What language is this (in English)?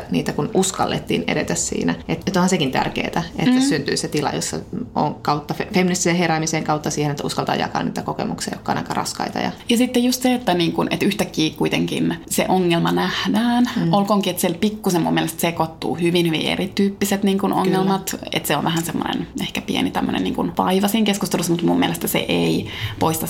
Finnish